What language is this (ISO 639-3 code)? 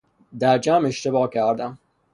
fas